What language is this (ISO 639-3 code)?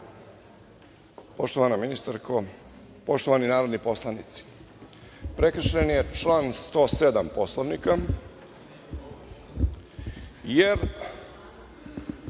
srp